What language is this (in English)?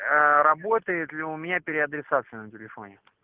Russian